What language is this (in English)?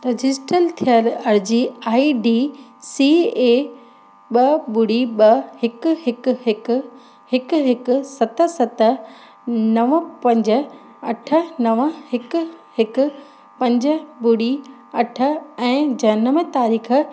Sindhi